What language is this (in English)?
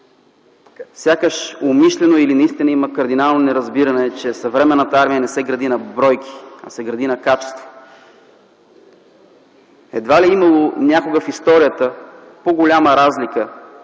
Bulgarian